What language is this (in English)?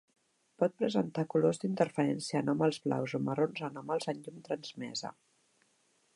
Catalan